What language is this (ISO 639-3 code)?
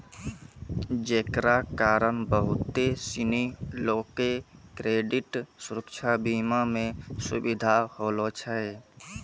mai